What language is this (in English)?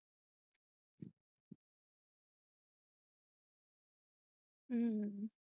Punjabi